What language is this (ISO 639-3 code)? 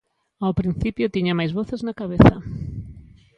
glg